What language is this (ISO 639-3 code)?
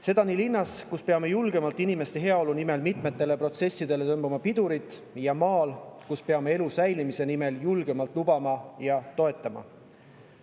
est